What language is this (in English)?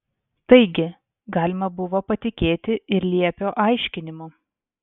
Lithuanian